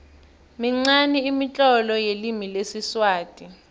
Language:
South Ndebele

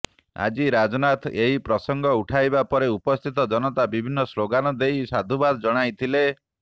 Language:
Odia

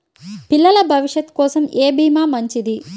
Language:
Telugu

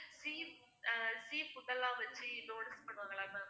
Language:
Tamil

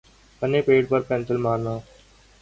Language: Urdu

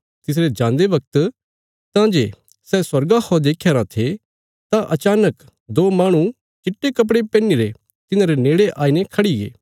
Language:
Bilaspuri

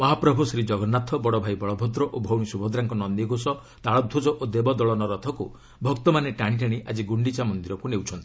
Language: Odia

